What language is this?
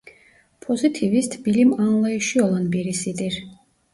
Turkish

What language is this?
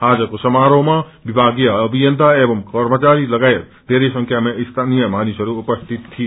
Nepali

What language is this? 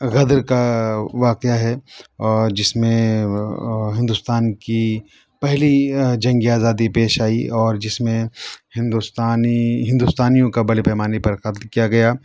Urdu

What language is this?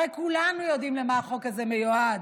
Hebrew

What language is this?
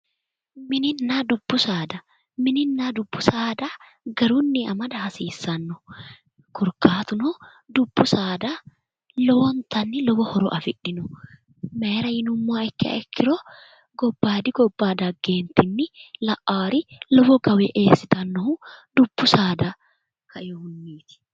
Sidamo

